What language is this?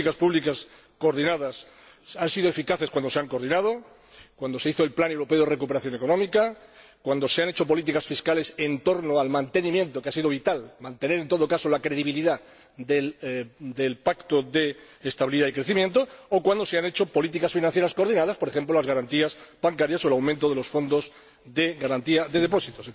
Spanish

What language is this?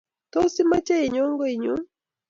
Kalenjin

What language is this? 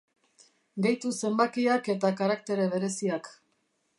Basque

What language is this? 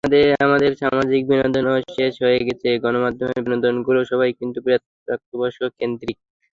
Bangla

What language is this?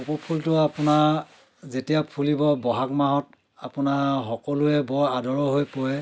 Assamese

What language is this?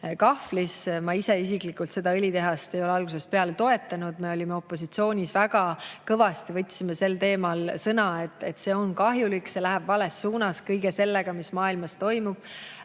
Estonian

